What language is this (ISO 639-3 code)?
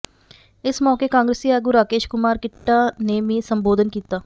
pan